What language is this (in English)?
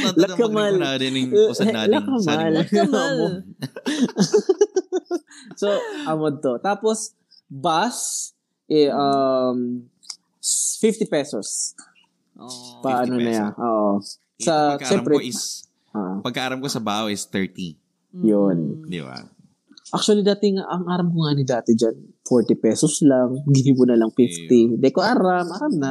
Filipino